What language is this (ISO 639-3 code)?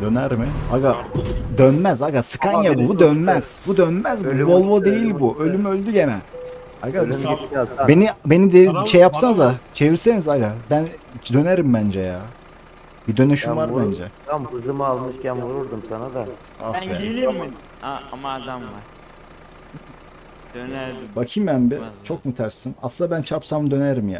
tur